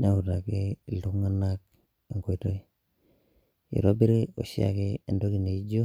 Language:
Masai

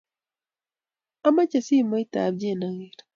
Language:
Kalenjin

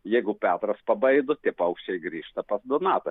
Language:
Lithuanian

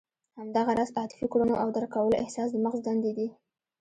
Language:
Pashto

